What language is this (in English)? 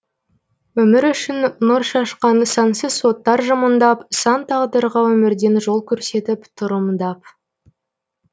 Kazakh